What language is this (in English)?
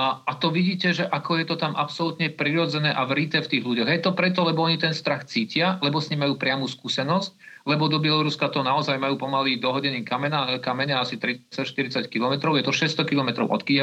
Slovak